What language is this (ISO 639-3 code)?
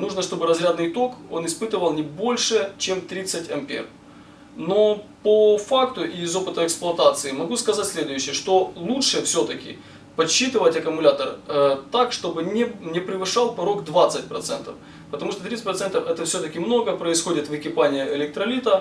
rus